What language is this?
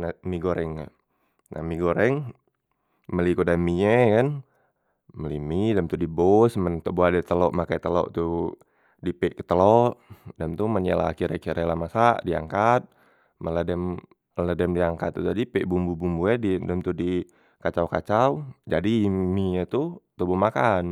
Musi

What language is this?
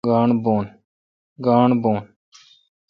Kalkoti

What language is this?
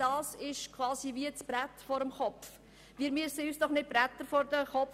Swiss German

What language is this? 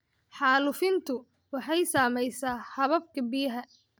Somali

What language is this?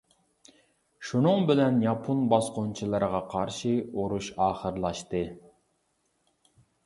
Uyghur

